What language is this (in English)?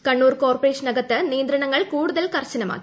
Malayalam